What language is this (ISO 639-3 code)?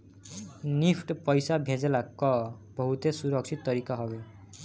bho